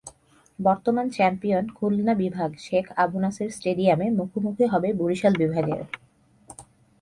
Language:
Bangla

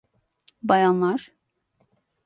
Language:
Turkish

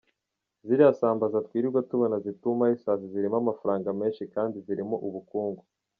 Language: Kinyarwanda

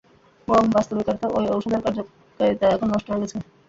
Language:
Bangla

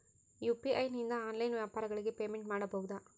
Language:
Kannada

